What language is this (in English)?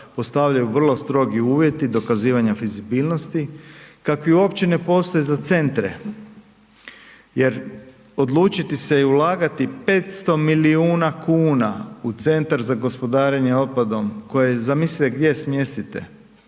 Croatian